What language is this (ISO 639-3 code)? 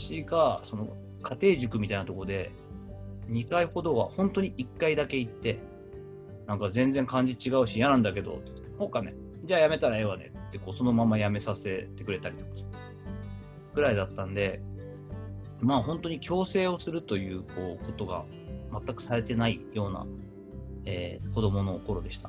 jpn